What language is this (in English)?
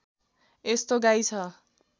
Nepali